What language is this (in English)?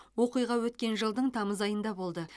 Kazakh